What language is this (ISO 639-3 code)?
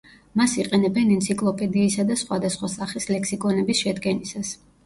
kat